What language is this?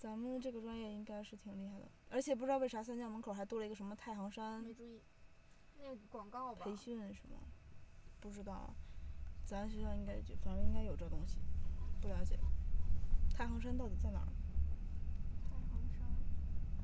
Chinese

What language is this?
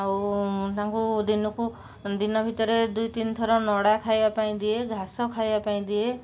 Odia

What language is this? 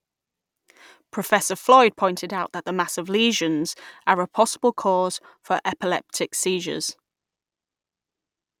English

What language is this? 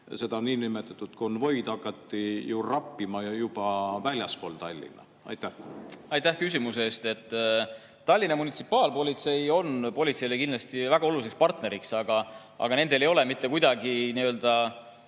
Estonian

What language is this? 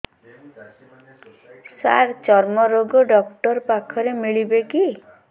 Odia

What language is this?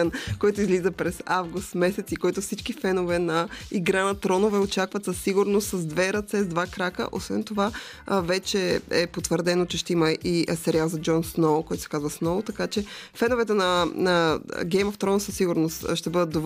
Bulgarian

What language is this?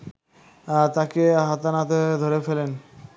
Bangla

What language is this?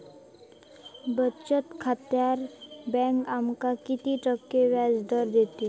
Marathi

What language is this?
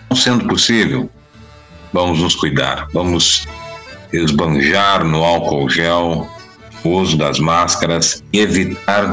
Portuguese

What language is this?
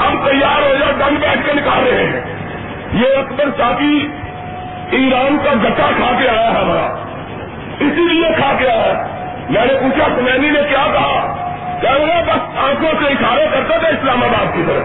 Urdu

